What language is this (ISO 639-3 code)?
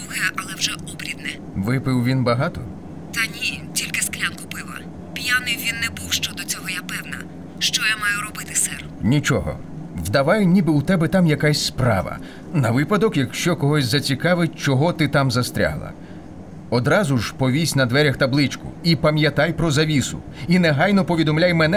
ukr